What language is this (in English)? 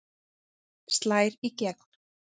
Icelandic